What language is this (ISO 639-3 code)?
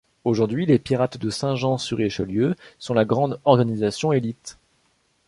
fra